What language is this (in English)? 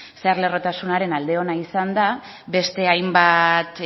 Basque